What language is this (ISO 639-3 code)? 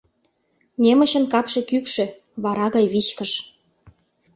chm